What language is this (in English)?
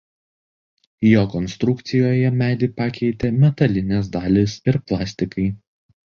Lithuanian